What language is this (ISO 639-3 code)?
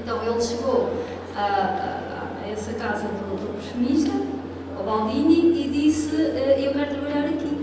por